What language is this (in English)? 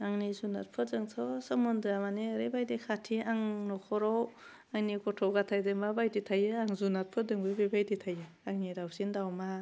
Bodo